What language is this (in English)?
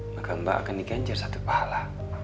Indonesian